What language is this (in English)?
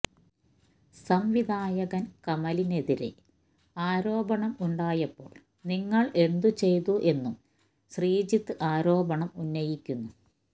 Malayalam